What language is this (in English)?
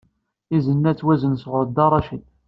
Kabyle